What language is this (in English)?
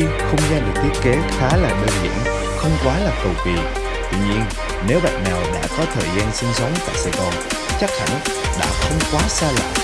Vietnamese